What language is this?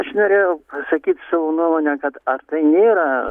Lithuanian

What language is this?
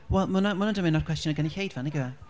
Welsh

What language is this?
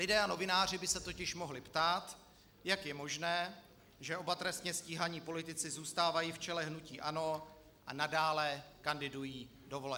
Czech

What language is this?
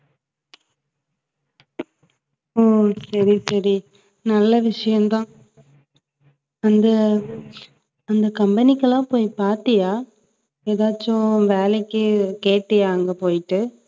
Tamil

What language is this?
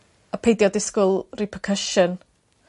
Welsh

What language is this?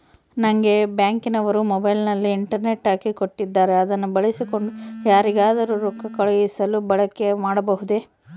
Kannada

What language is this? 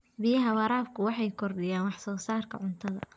Somali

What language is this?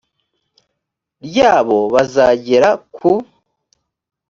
Kinyarwanda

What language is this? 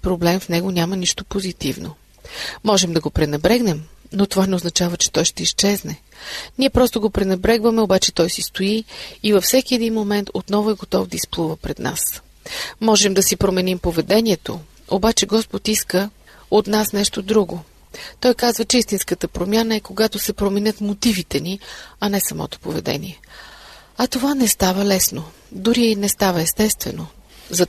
Bulgarian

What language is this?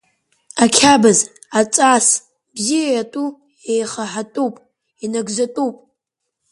Abkhazian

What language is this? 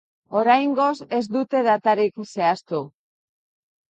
Basque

